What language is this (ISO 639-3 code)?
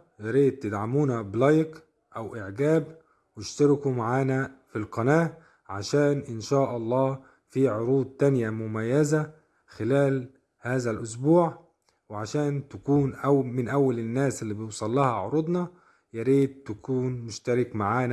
ara